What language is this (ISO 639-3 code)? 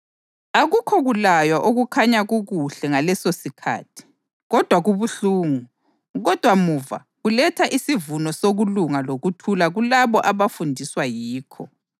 nde